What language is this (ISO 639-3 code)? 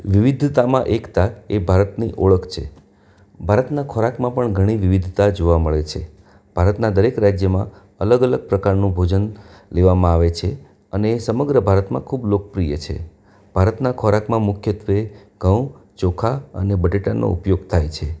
guj